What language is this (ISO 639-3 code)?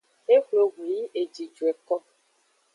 ajg